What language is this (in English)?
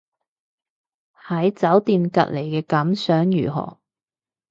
Cantonese